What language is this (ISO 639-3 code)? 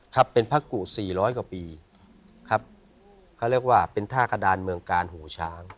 tha